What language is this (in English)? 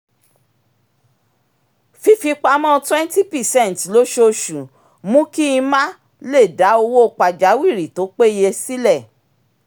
Yoruba